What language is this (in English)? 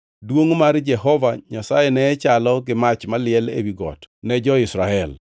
Luo (Kenya and Tanzania)